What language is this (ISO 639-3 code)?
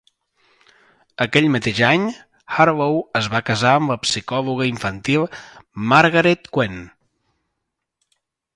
cat